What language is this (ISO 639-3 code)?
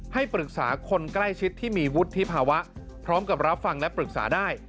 tha